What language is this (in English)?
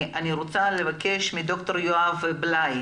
Hebrew